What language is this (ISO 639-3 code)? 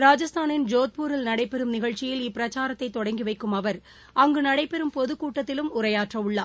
tam